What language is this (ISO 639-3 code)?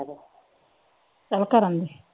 pan